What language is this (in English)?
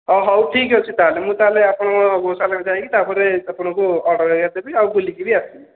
Odia